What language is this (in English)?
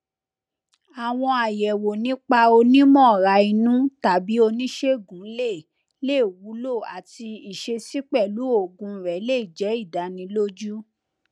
Yoruba